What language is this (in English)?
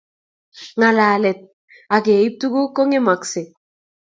Kalenjin